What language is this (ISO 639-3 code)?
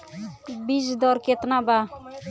bho